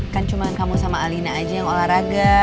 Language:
Indonesian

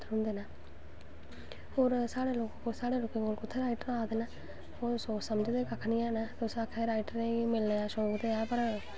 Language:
Dogri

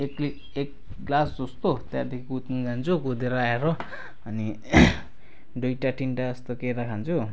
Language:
Nepali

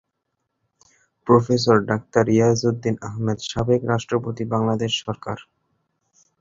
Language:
Bangla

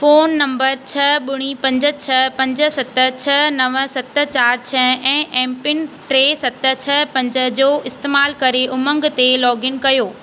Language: Sindhi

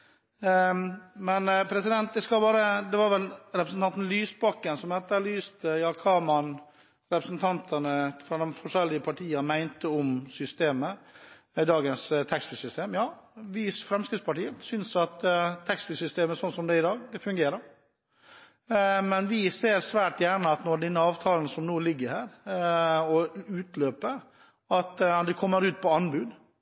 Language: Norwegian Bokmål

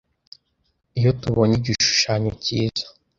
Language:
Kinyarwanda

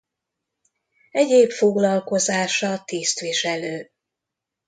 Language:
Hungarian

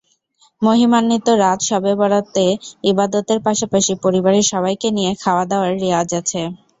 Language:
Bangla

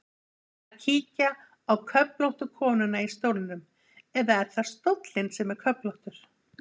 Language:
Icelandic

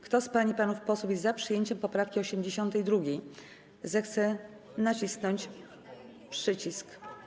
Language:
Polish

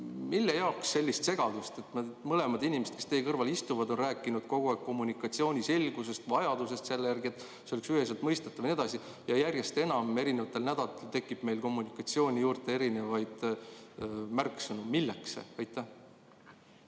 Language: Estonian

